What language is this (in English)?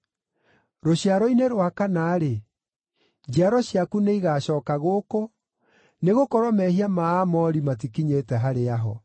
Kikuyu